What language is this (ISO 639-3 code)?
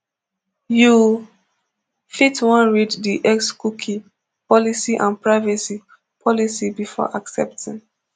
pcm